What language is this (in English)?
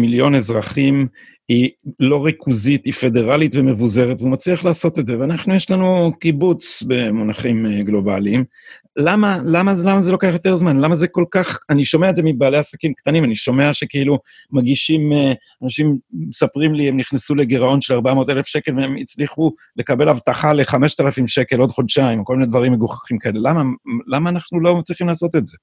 Hebrew